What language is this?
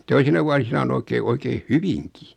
Finnish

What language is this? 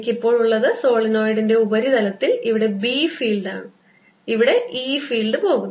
Malayalam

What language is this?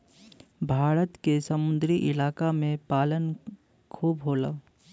Bhojpuri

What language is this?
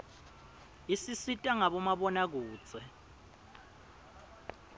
Swati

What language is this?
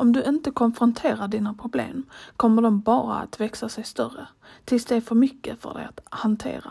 Swedish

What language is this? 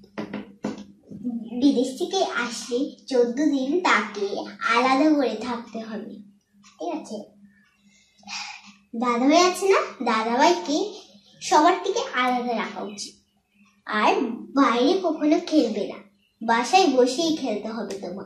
Thai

